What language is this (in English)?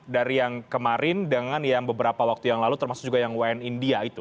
Indonesian